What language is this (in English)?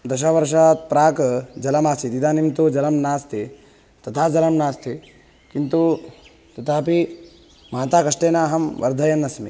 Sanskrit